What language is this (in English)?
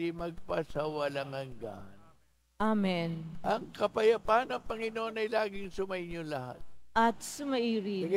Filipino